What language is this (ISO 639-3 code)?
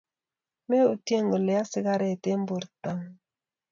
kln